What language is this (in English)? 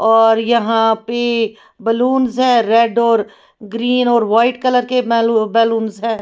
Hindi